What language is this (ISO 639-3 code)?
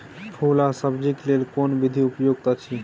mai